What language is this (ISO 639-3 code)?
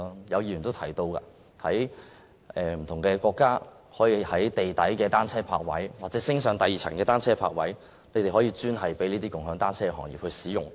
yue